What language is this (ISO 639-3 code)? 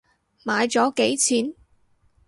yue